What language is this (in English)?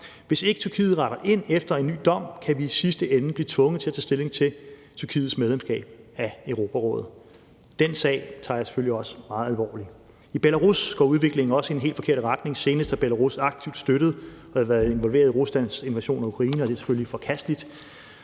Danish